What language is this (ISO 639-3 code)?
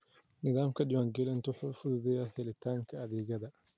som